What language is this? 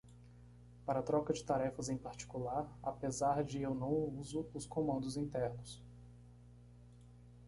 Portuguese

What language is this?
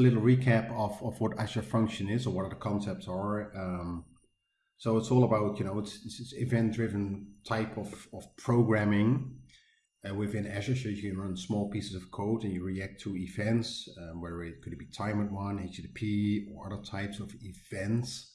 English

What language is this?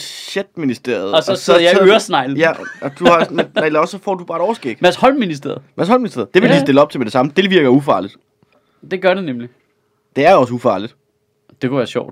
Danish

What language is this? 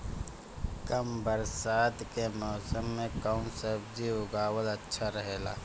Bhojpuri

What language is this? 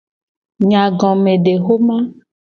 Gen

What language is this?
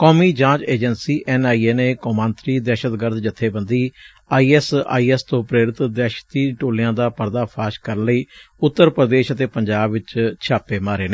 Punjabi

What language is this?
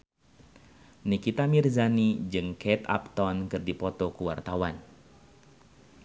Sundanese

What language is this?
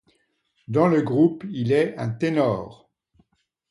French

